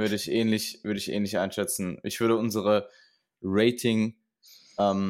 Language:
German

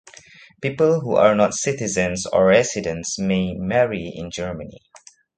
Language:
English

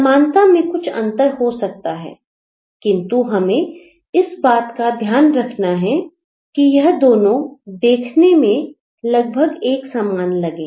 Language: Hindi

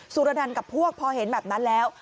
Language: Thai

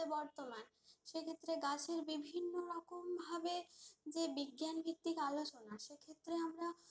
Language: Bangla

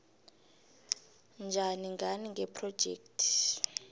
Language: South Ndebele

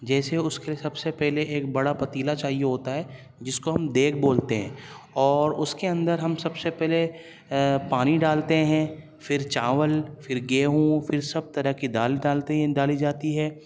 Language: Urdu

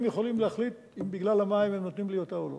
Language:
Hebrew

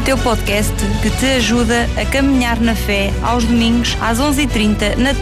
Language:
Portuguese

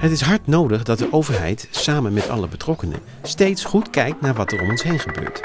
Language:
Dutch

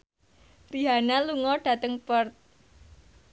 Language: Javanese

